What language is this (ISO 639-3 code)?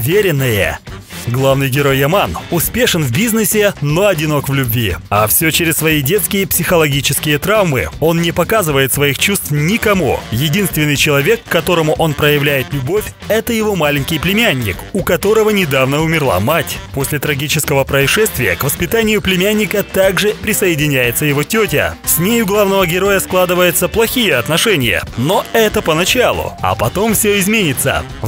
rus